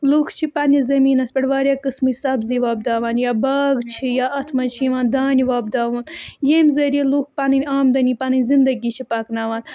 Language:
Kashmiri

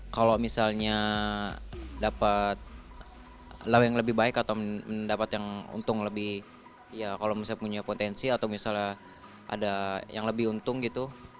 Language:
Indonesian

